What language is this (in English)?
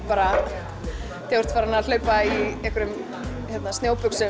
Icelandic